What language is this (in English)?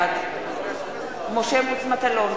Hebrew